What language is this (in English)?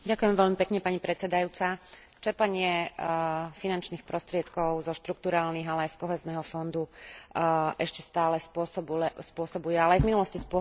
Slovak